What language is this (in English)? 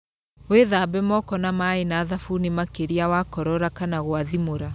Kikuyu